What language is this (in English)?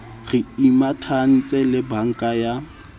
Southern Sotho